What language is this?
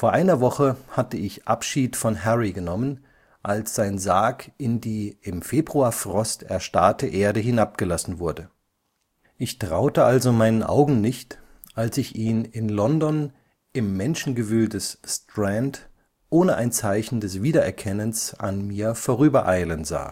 German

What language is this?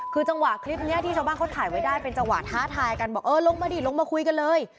Thai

